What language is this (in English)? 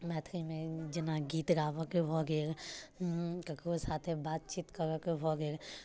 Maithili